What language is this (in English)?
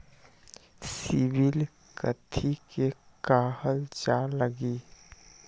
Magahi